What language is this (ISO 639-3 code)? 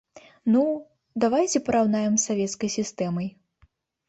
bel